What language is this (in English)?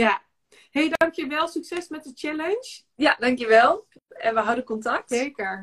Dutch